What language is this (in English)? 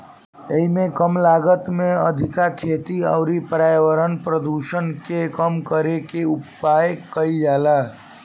Bhojpuri